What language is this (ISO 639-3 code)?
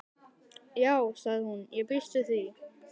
isl